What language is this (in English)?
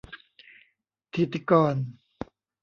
Thai